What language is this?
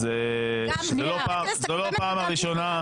Hebrew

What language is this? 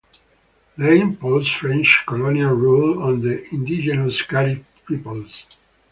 English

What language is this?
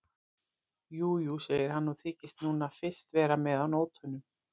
Icelandic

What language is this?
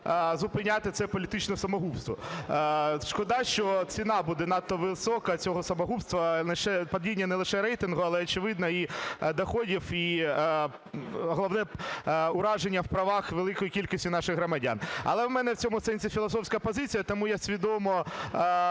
Ukrainian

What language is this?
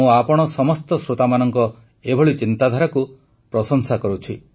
Odia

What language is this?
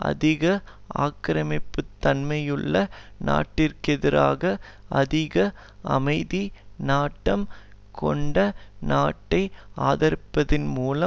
Tamil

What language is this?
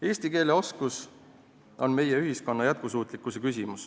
Estonian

